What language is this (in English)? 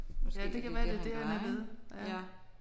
Danish